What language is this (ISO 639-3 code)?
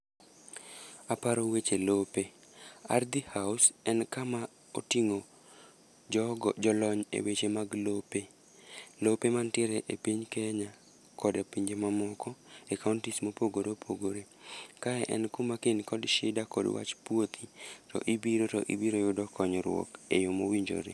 luo